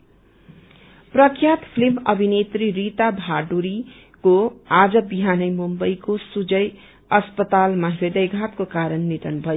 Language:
Nepali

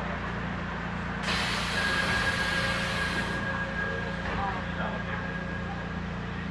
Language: Korean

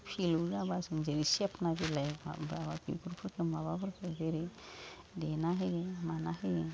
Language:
Bodo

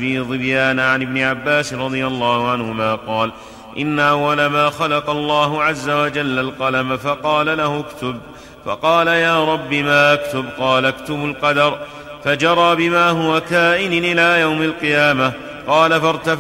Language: Arabic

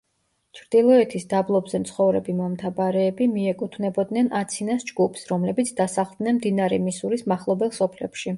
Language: Georgian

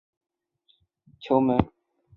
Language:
Chinese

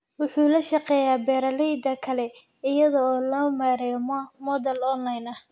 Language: Somali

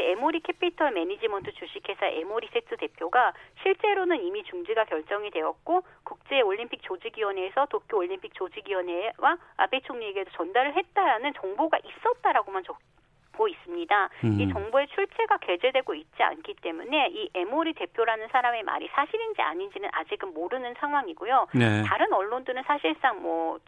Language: Korean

